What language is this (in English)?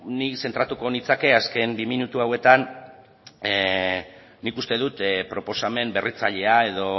Basque